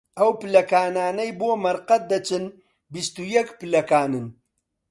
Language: Central Kurdish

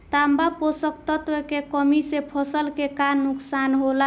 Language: Bhojpuri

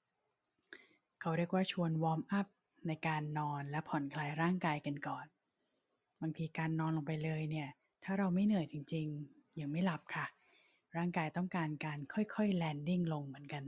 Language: Thai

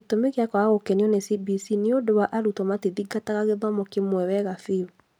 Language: Kikuyu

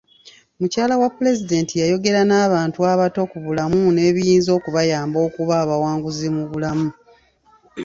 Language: Ganda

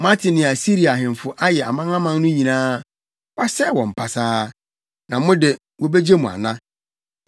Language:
Akan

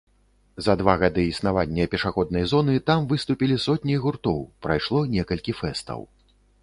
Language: Belarusian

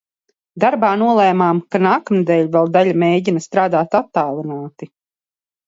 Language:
Latvian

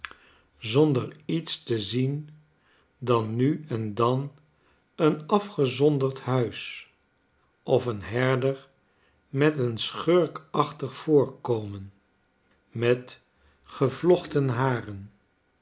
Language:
Dutch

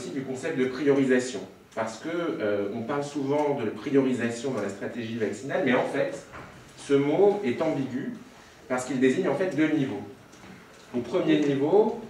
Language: French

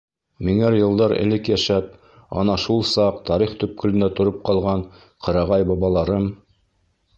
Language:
Bashkir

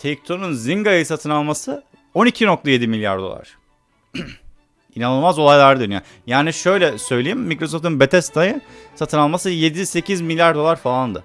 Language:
Turkish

